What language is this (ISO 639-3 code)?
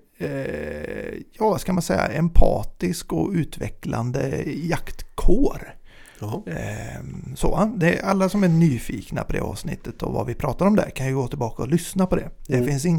swe